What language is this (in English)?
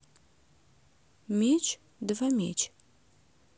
Russian